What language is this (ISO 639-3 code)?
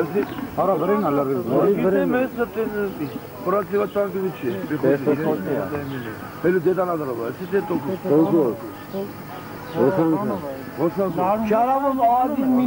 tur